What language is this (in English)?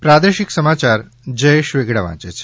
Gujarati